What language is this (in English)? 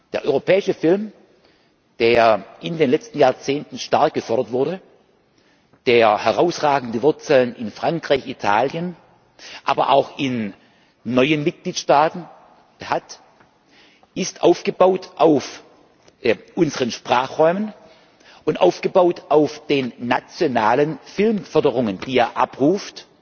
German